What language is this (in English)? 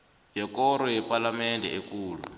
South Ndebele